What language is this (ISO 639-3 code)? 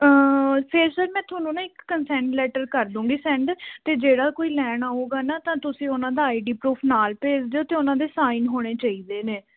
pan